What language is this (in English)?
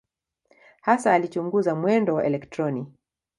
Swahili